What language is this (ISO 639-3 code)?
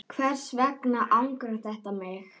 isl